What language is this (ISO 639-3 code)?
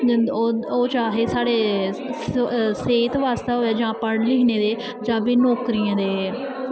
doi